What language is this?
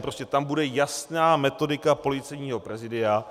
Czech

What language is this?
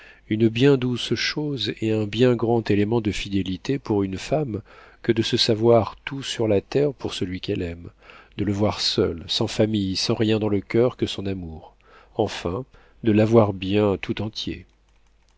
French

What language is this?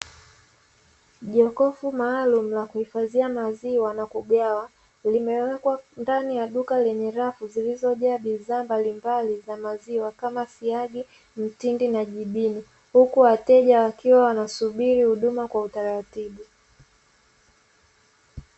Swahili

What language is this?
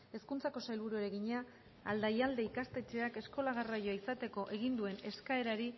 Basque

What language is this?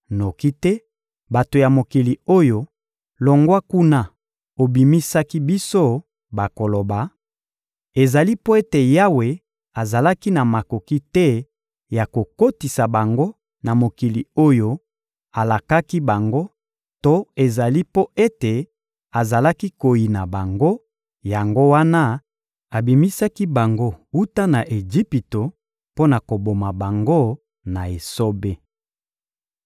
Lingala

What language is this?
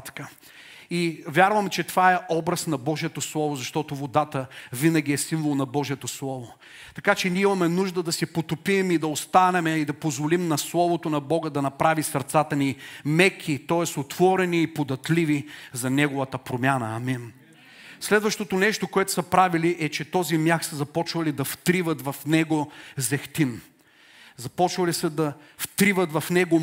Bulgarian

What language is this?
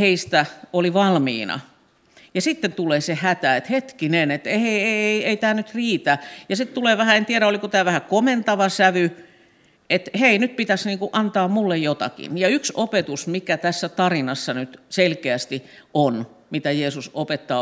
Finnish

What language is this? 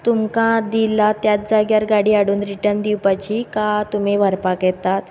Konkani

